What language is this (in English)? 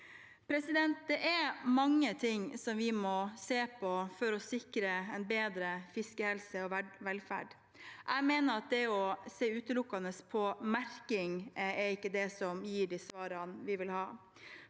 Norwegian